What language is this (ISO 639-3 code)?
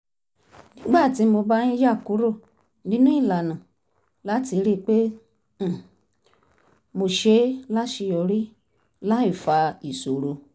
yor